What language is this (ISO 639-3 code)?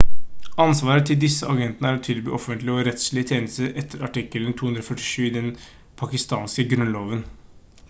nob